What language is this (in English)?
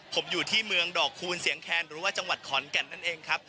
Thai